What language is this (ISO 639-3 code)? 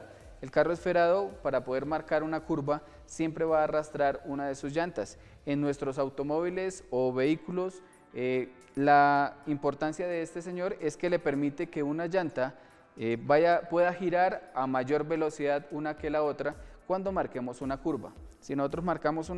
spa